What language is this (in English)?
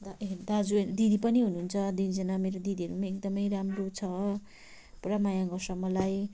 Nepali